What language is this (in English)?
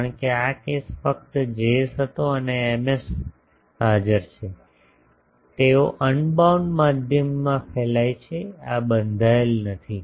Gujarati